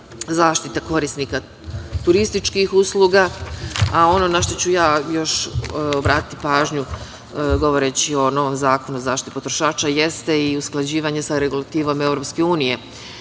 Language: Serbian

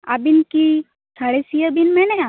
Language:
Santali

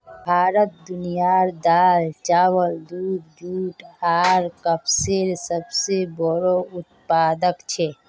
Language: Magahi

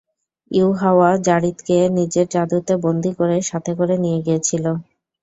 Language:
Bangla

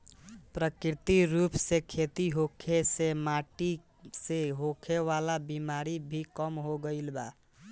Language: Bhojpuri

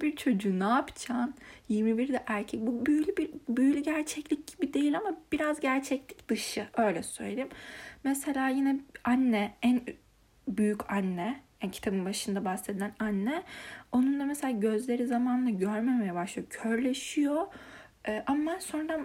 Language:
Turkish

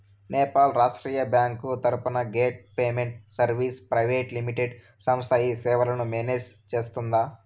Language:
Telugu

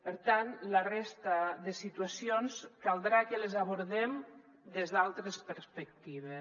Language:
Catalan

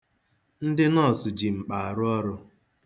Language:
Igbo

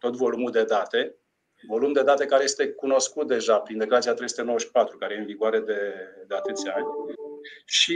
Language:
Romanian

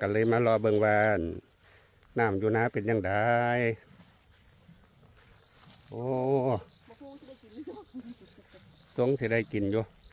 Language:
Thai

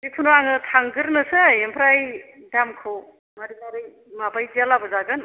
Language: Bodo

